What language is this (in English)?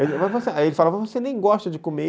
Portuguese